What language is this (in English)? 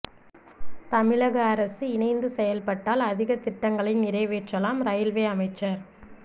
Tamil